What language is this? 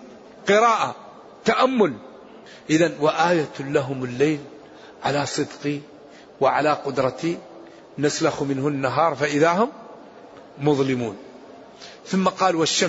Arabic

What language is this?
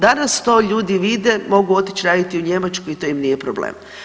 Croatian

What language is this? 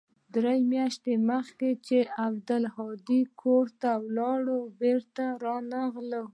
Pashto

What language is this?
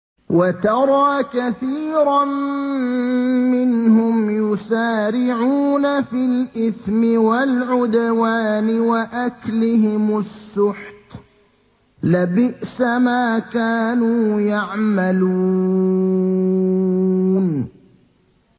Arabic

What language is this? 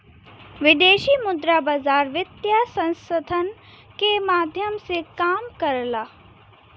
Bhojpuri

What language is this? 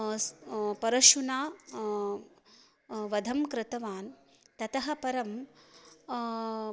Sanskrit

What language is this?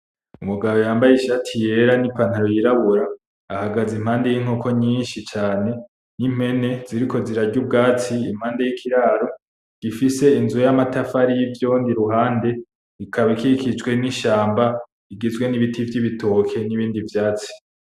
Rundi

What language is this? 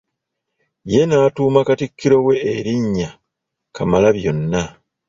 Ganda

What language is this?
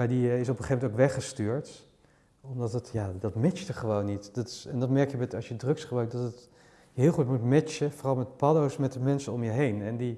Dutch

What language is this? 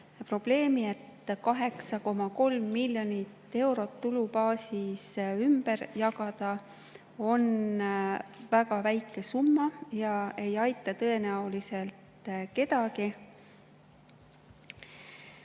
Estonian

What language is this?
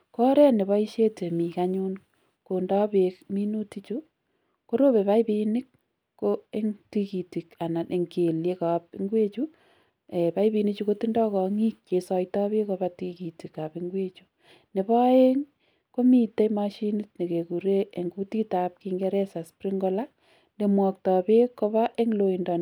Kalenjin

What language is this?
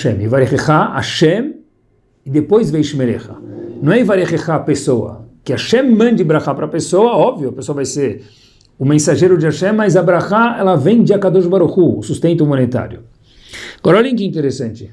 Portuguese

